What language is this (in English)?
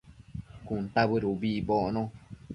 Matsés